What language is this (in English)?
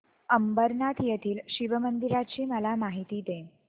Marathi